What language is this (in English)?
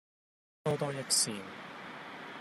Cantonese